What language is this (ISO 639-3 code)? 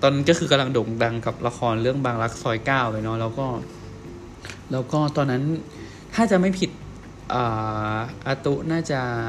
tha